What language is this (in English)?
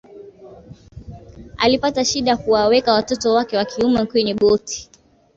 Swahili